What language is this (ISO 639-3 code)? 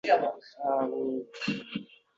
uzb